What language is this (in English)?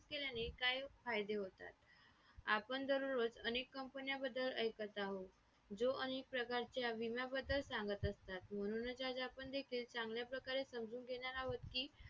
Marathi